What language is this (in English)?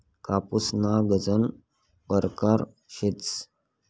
Marathi